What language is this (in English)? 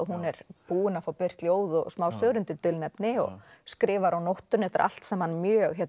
Icelandic